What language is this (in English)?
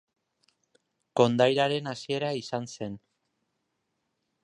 Basque